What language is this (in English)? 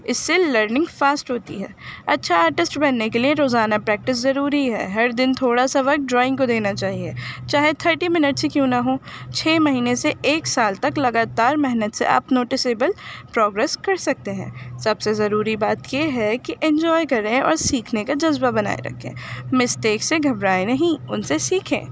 Urdu